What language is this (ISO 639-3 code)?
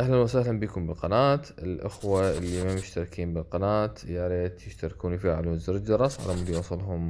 ara